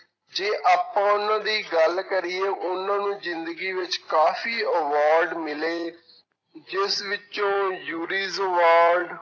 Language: Punjabi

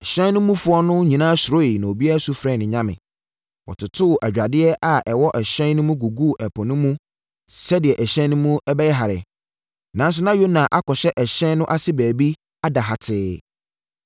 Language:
Akan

